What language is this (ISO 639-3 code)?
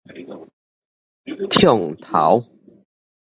nan